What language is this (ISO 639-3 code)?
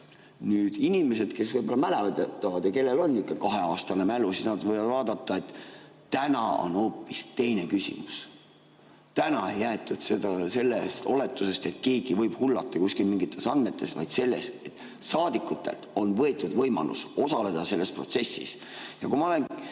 est